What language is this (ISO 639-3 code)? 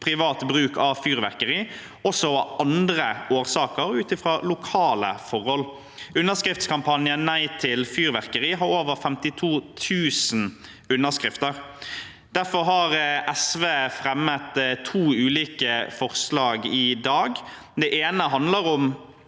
nor